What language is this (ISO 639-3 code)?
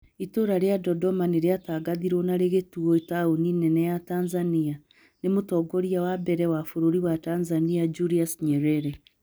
kik